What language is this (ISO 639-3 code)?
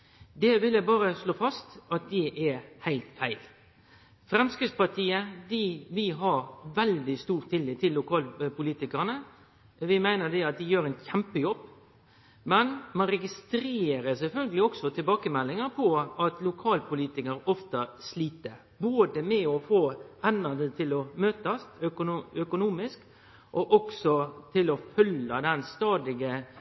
nno